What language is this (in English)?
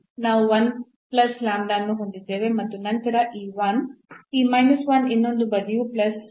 Kannada